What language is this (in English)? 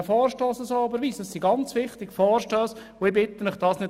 Swiss German